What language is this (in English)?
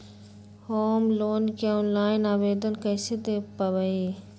Magahi